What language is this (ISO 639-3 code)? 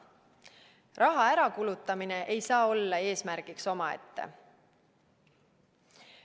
est